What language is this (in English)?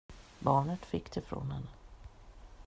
Swedish